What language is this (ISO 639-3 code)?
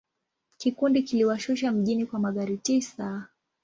swa